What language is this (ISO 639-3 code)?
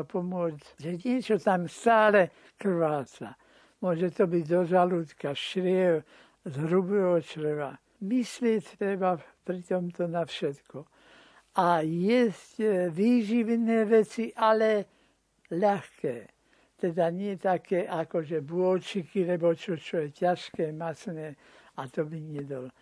slk